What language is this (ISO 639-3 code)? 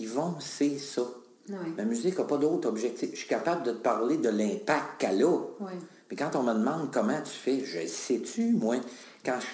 fra